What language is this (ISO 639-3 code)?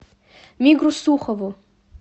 rus